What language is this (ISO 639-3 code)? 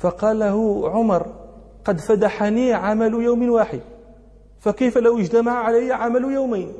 ara